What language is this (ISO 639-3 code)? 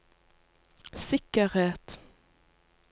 nor